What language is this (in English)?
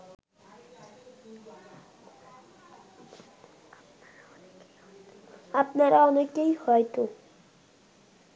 Bangla